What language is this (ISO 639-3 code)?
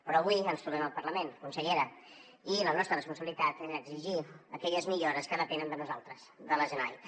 cat